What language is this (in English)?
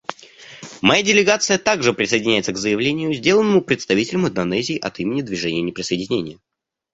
Russian